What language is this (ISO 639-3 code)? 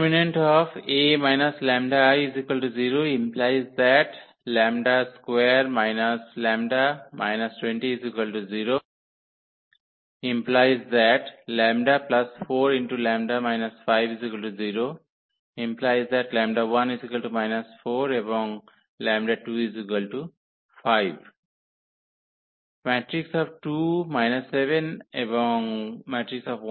ben